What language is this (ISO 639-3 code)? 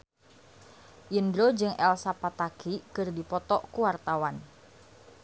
sun